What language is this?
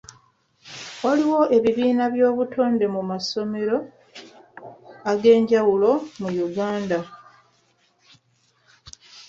Ganda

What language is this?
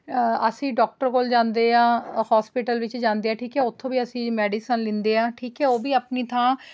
Punjabi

